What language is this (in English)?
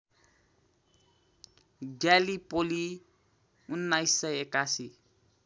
Nepali